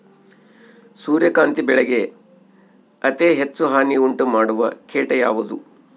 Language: Kannada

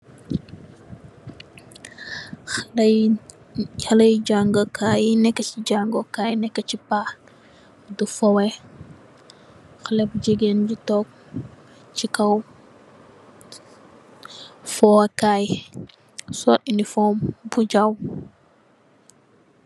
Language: Wolof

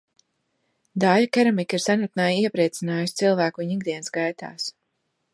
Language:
Latvian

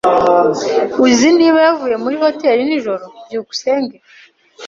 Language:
Kinyarwanda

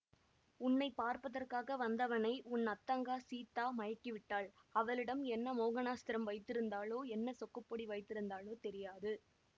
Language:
Tamil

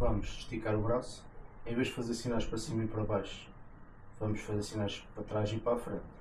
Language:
Portuguese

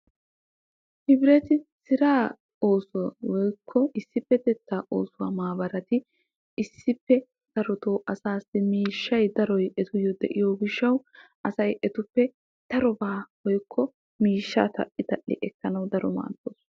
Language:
Wolaytta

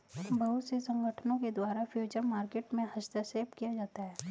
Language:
Hindi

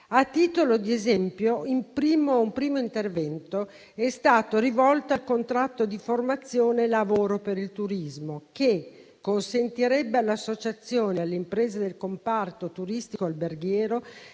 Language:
Italian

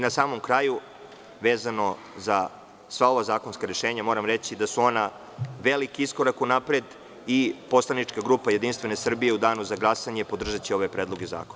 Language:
Serbian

